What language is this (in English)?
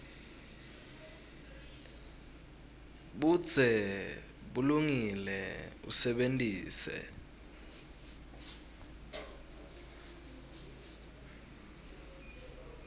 Swati